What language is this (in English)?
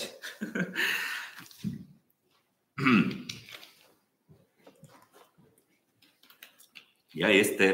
Romanian